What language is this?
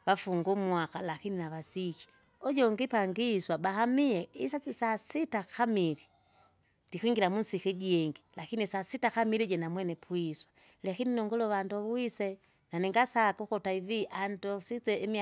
Kinga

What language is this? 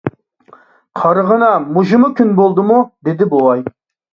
Uyghur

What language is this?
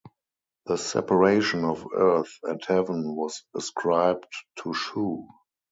English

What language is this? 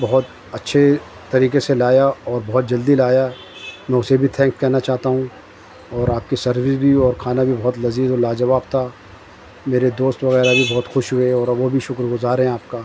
Urdu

